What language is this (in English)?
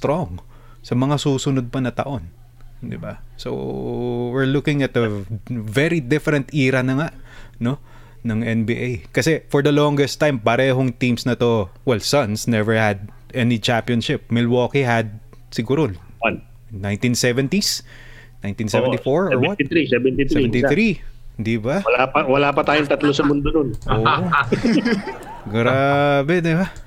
Filipino